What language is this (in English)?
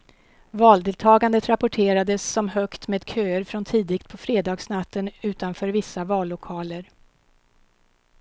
Swedish